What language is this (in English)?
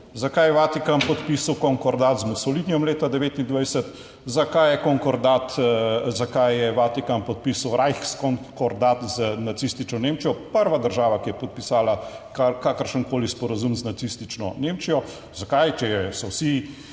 Slovenian